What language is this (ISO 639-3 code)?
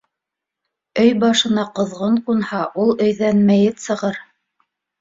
bak